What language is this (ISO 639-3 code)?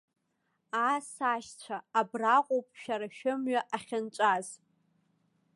abk